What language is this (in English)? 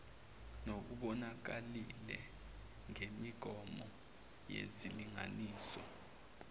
Zulu